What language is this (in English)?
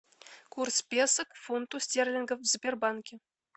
Russian